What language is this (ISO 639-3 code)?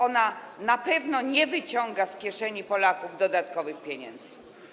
pol